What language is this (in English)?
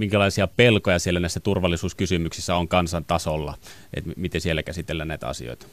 Finnish